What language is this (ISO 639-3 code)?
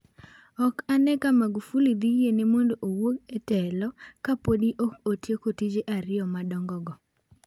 luo